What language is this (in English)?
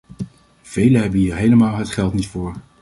Dutch